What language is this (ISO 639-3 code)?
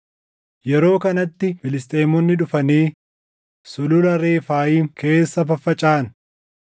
orm